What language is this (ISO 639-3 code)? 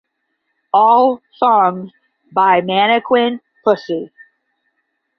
eng